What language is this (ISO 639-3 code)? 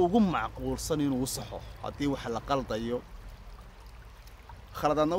ara